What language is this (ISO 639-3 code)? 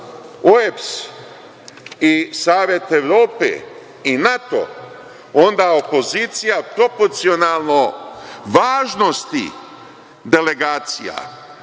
srp